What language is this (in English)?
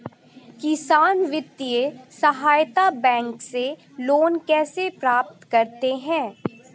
Hindi